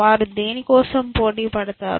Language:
Telugu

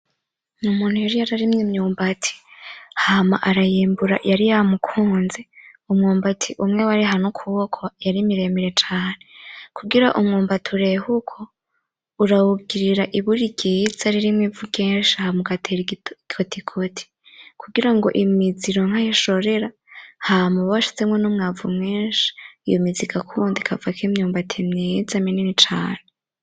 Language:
Rundi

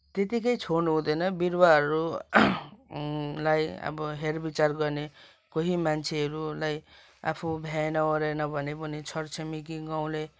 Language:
Nepali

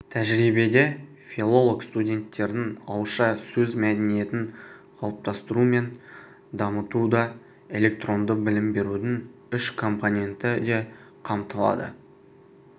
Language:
Kazakh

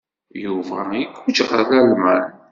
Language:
Kabyle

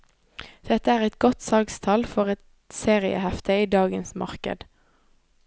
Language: Norwegian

